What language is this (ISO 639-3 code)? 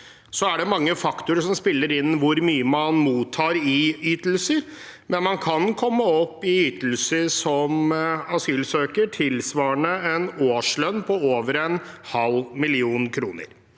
nor